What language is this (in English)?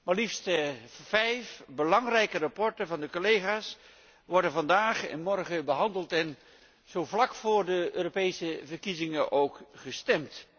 Dutch